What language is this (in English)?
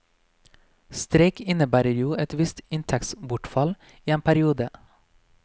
Norwegian